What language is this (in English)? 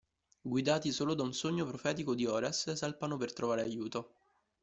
Italian